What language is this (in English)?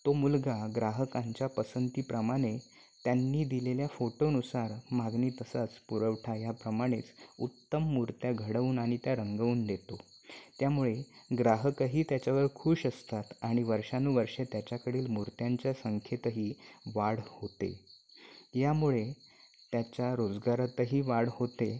Marathi